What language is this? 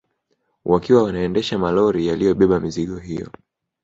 Swahili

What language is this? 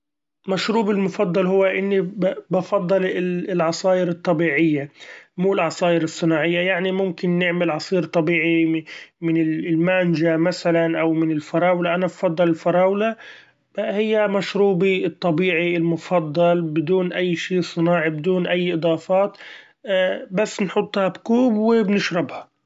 Gulf Arabic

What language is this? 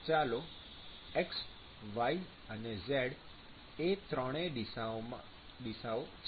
Gujarati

